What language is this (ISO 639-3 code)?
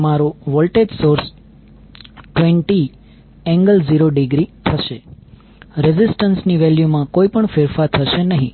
guj